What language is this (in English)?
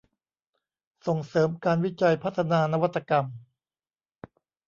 Thai